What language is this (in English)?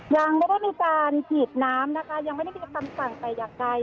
Thai